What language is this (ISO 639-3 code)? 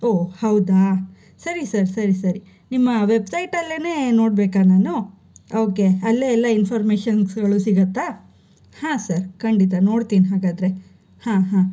kan